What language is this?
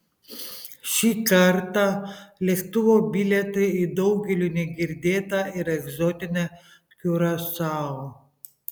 Lithuanian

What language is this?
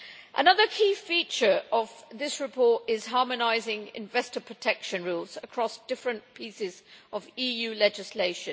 English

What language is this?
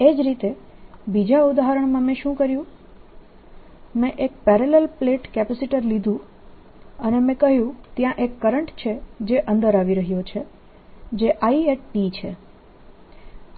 Gujarati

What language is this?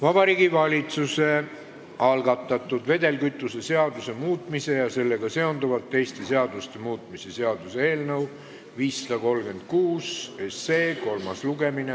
Estonian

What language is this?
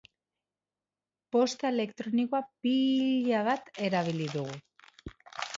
Basque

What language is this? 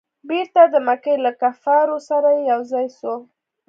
Pashto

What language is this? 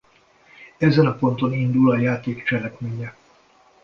Hungarian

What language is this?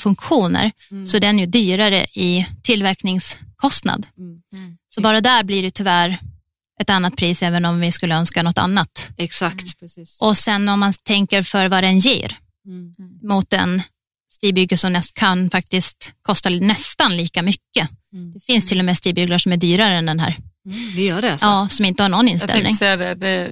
Swedish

